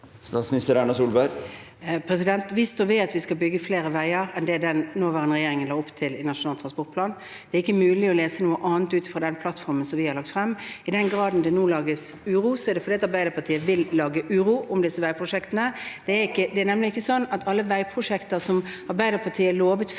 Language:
Norwegian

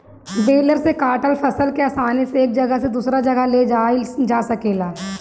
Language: Bhojpuri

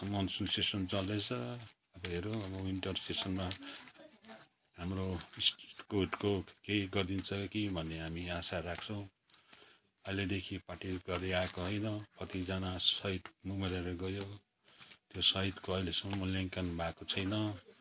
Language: Nepali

